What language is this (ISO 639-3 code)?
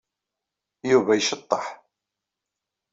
kab